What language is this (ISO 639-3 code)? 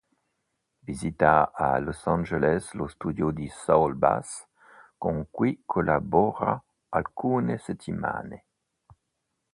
ita